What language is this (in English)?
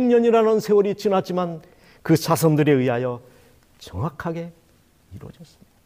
Korean